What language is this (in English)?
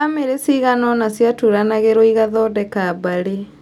Kikuyu